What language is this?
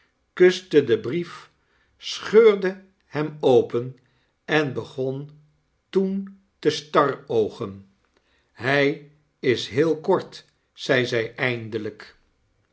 Dutch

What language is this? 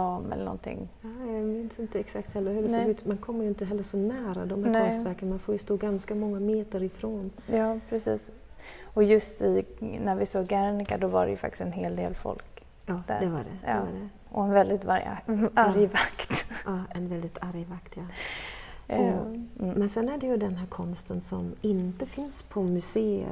Swedish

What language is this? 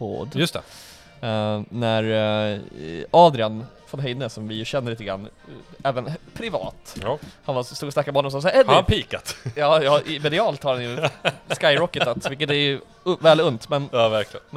Swedish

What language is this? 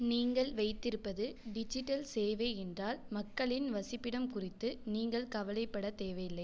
Tamil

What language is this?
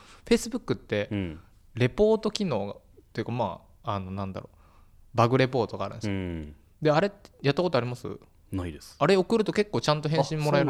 Japanese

